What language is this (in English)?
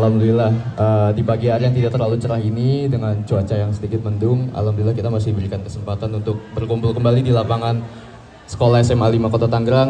Indonesian